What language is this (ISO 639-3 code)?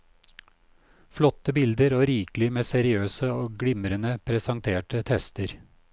nor